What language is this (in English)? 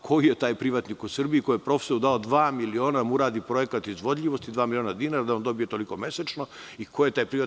Serbian